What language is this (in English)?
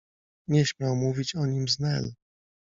Polish